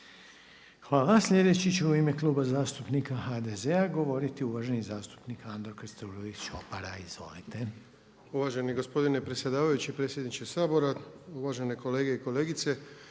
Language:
Croatian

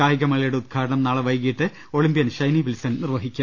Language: Malayalam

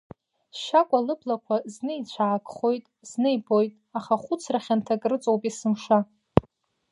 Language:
Abkhazian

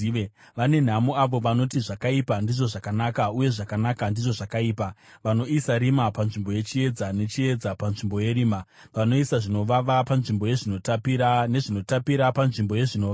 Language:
Shona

